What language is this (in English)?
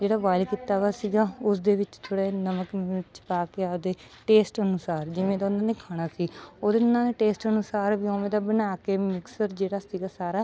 Punjabi